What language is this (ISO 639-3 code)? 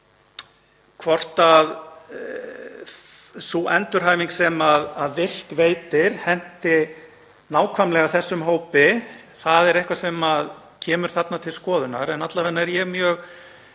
isl